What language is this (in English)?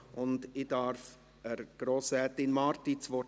Swiss German